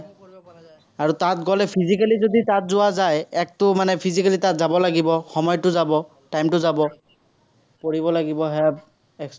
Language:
Assamese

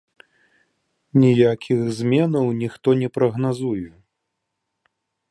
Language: Belarusian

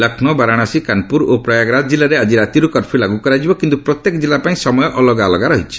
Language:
Odia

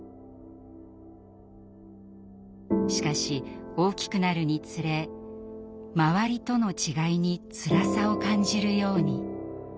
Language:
Japanese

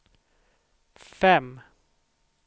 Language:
Swedish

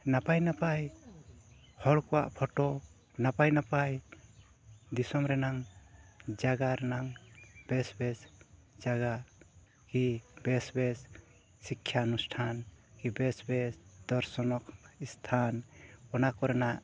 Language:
Santali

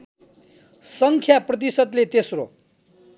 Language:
Nepali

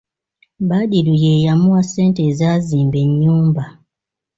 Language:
Ganda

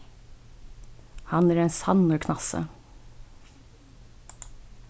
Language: Faroese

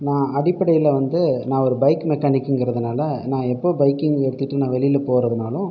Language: Tamil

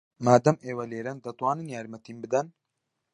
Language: Central Kurdish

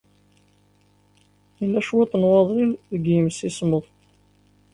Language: Kabyle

